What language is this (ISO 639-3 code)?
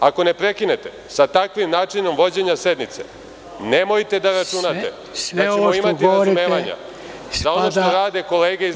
srp